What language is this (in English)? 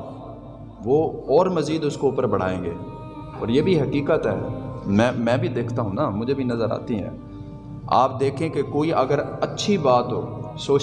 Urdu